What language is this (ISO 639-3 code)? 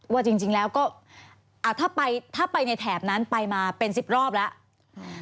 tha